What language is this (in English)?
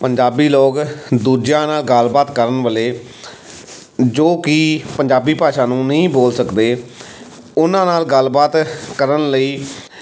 Punjabi